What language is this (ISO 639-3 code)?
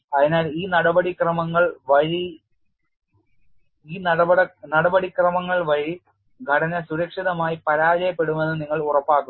mal